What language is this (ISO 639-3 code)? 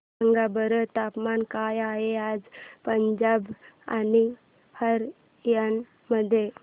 mar